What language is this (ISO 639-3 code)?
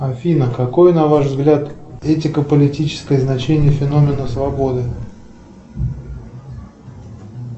rus